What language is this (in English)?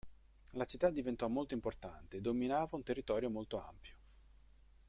Italian